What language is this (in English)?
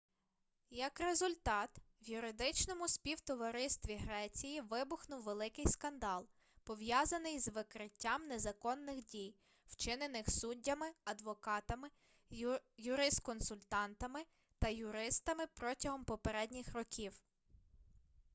Ukrainian